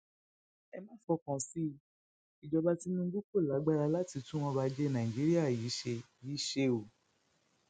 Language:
Yoruba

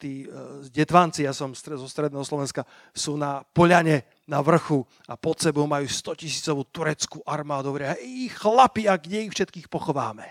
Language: Slovak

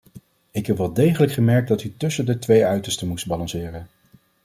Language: Dutch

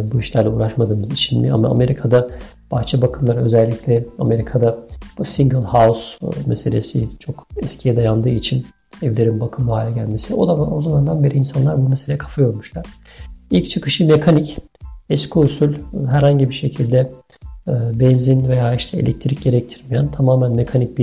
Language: Turkish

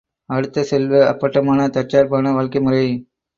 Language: Tamil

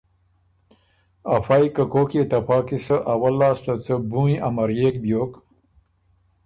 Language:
Ormuri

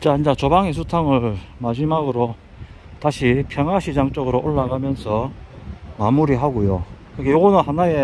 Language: Korean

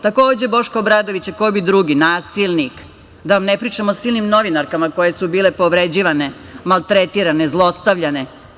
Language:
Serbian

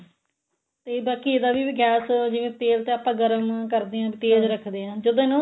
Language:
Punjabi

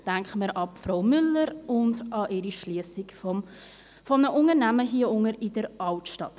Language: Swiss German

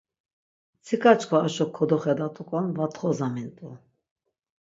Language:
Laz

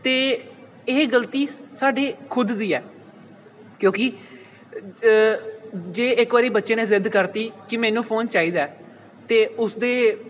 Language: Punjabi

